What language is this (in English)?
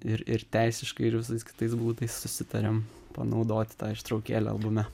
Lithuanian